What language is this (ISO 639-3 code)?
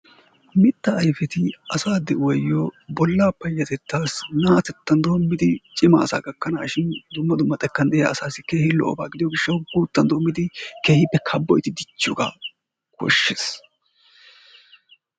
wal